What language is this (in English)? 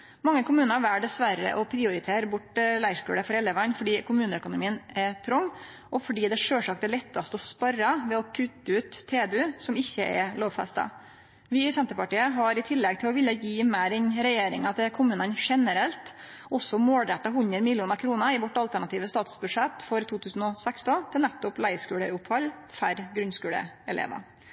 Norwegian Nynorsk